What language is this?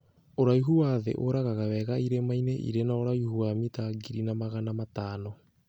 Kikuyu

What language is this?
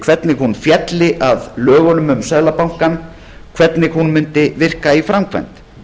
Icelandic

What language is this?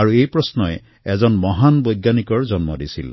Assamese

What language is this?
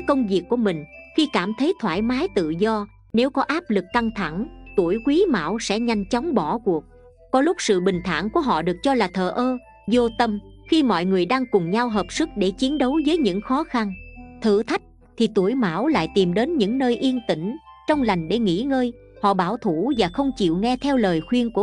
Vietnamese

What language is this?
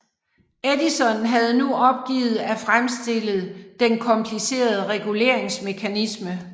Danish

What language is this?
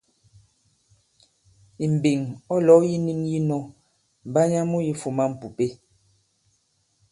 Bankon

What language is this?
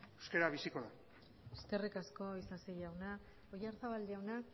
Basque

